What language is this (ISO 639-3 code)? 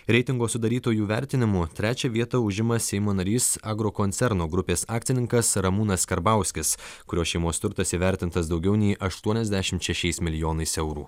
lit